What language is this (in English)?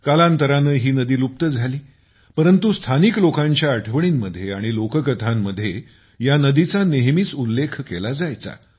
Marathi